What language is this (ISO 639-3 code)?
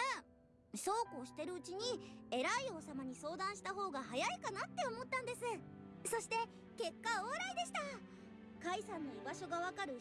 jpn